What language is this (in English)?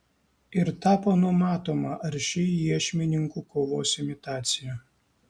Lithuanian